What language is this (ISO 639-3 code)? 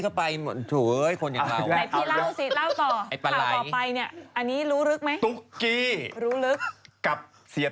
tha